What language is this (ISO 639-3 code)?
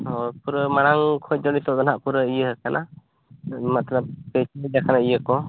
sat